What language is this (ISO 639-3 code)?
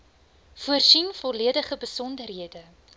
afr